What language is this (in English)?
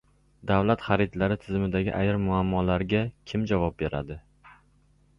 Uzbek